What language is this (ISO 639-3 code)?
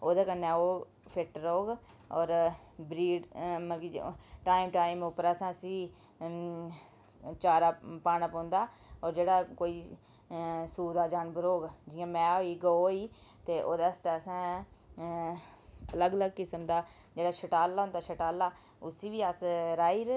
doi